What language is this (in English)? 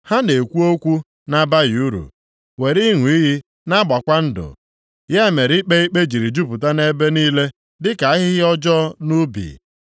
Igbo